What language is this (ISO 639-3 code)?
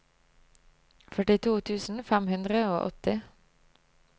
nor